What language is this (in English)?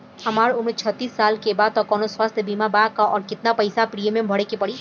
Bhojpuri